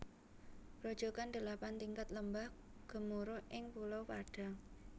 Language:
Javanese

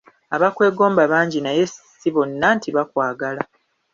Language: Ganda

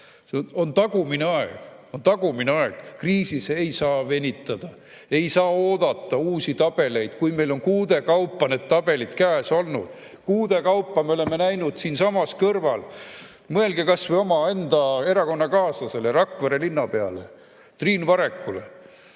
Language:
Estonian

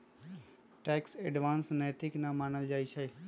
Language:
Magahi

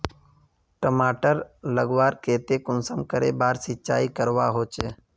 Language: Magahi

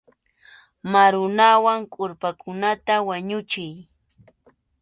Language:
Arequipa-La Unión Quechua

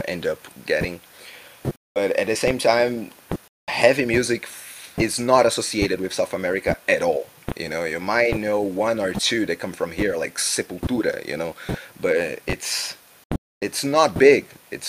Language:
English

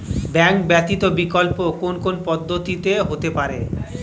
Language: Bangla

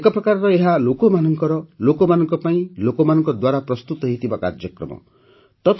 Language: Odia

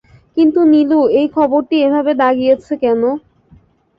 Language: Bangla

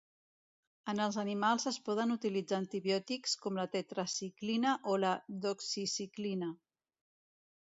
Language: Catalan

